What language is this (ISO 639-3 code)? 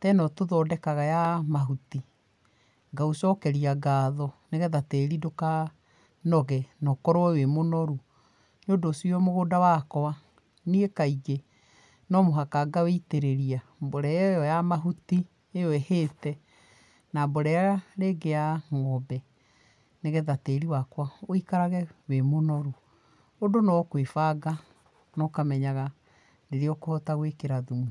kik